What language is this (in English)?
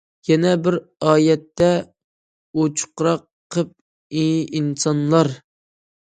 Uyghur